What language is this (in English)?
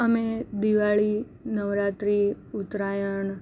Gujarati